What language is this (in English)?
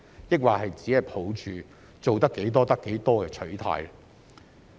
Cantonese